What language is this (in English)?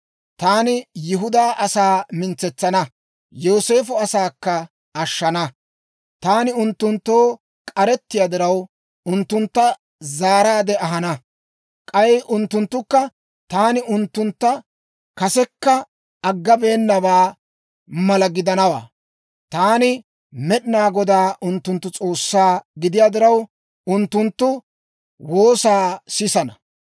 Dawro